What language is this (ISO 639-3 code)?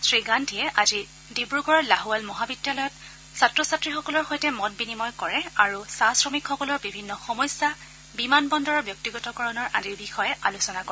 asm